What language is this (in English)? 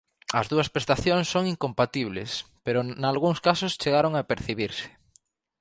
Galician